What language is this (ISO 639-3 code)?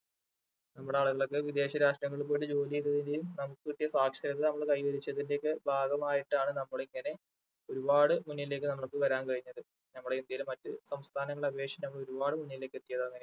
mal